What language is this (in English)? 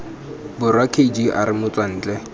Tswana